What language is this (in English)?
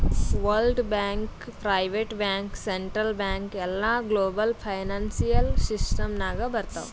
Kannada